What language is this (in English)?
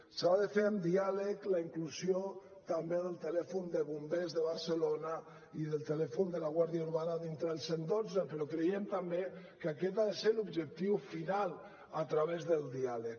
Catalan